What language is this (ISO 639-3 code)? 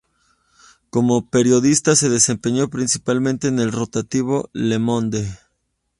spa